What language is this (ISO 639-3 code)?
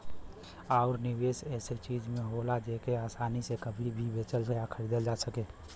bho